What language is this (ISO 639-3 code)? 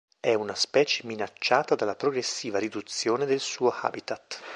ita